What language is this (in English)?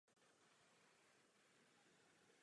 Czech